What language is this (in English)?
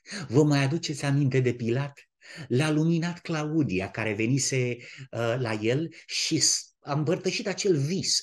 Romanian